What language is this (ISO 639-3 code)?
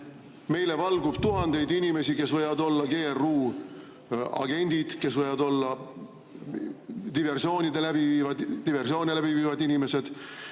est